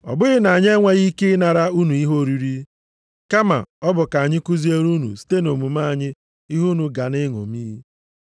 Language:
Igbo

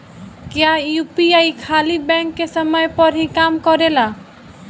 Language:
Bhojpuri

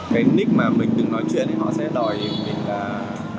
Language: Vietnamese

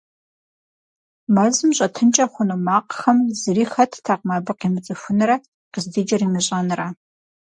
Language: Kabardian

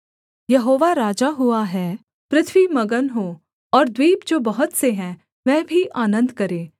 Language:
Hindi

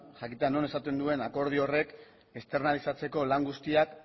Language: Basque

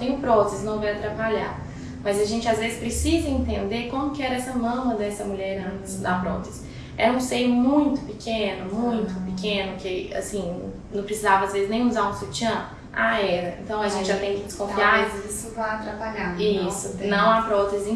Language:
Portuguese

